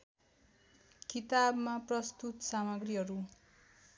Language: Nepali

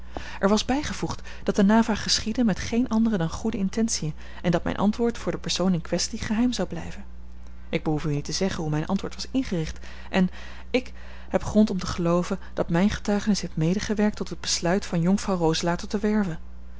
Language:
Dutch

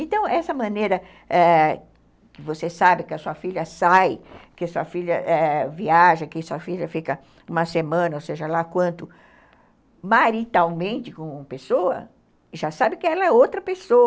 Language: Portuguese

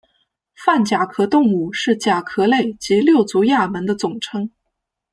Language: Chinese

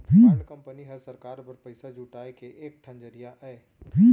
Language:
Chhattisgarhi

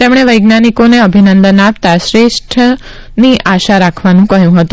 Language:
Gujarati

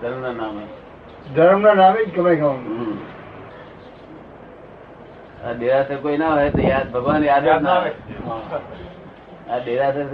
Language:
Gujarati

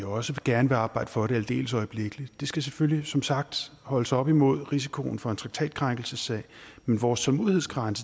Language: Danish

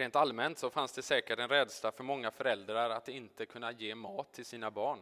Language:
Swedish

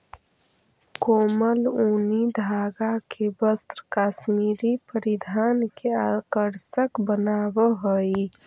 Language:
Magahi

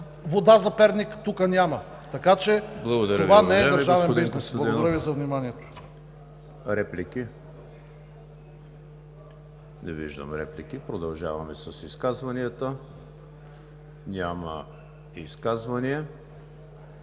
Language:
Bulgarian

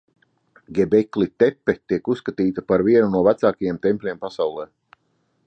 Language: Latvian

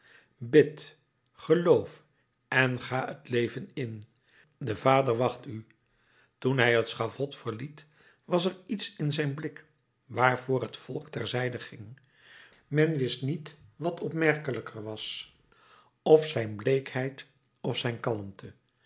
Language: Dutch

